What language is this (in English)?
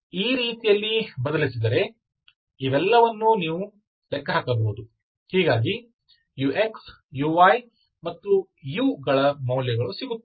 Kannada